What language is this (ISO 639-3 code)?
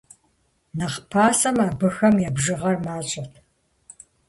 kbd